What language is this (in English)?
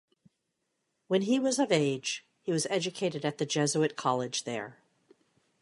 English